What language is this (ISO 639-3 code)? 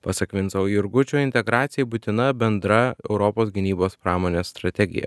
lit